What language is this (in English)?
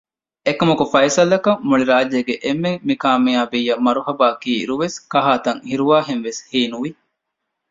Divehi